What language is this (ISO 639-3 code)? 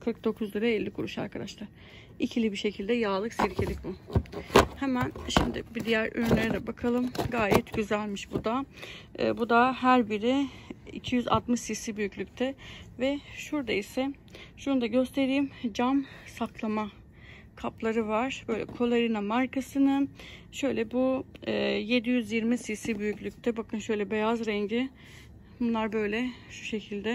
tur